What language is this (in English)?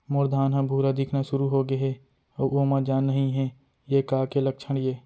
Chhattisgarhi